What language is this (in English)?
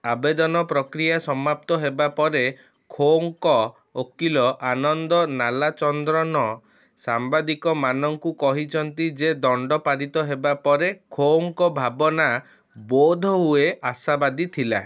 Odia